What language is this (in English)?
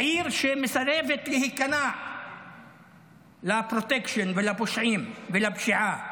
Hebrew